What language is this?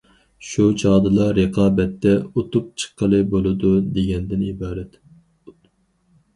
Uyghur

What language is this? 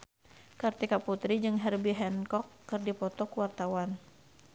Sundanese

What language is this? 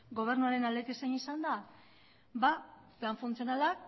Basque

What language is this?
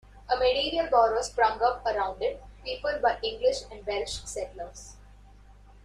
English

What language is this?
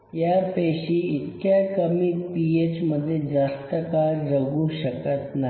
Marathi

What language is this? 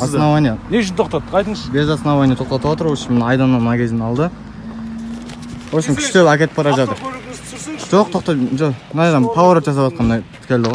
Kazakh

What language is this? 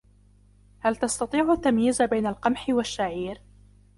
Arabic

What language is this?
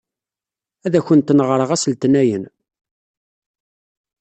Kabyle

